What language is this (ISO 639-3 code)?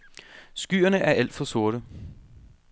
dan